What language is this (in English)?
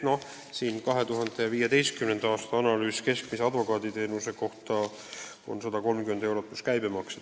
Estonian